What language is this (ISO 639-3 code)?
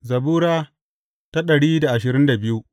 hau